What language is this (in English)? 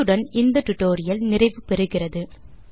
Tamil